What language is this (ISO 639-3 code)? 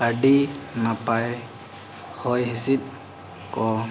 sat